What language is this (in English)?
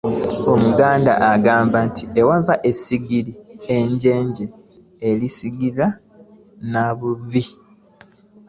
Ganda